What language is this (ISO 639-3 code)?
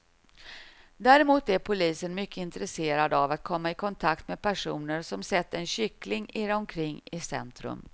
swe